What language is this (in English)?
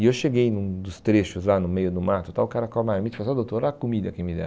Portuguese